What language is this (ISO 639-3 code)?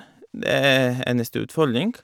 nor